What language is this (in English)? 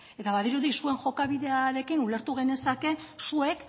Basque